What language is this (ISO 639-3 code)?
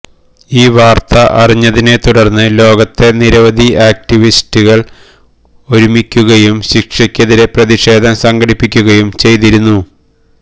mal